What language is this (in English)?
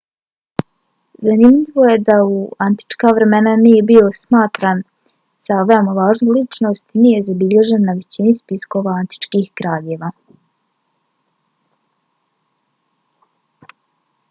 Bosnian